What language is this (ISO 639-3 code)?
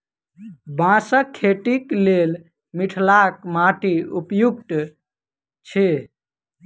mai